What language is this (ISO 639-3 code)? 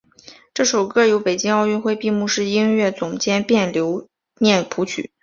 zho